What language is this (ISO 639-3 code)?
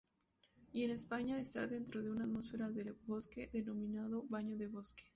spa